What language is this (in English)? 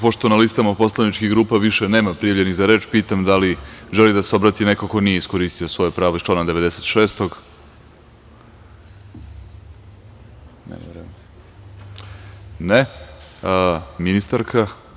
Serbian